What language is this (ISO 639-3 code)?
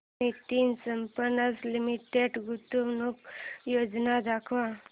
mar